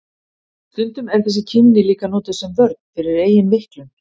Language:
Icelandic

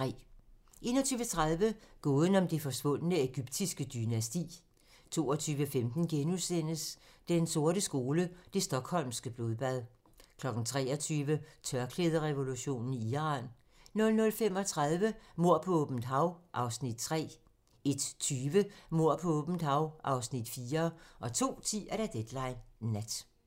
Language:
Danish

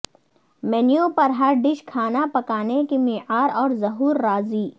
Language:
Urdu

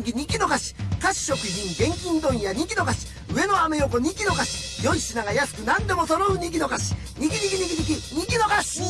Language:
Japanese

